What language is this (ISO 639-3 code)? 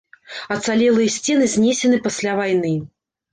bel